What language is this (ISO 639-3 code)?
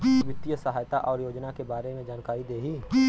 bho